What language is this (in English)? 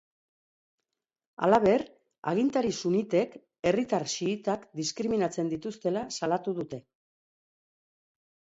Basque